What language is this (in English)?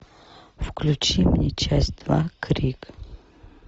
Russian